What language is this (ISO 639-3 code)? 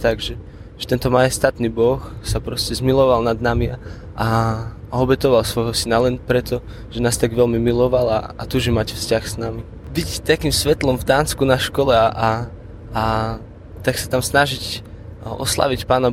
slk